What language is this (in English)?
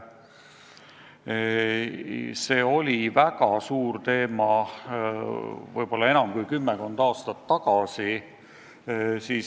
Estonian